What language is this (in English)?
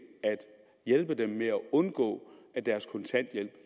Danish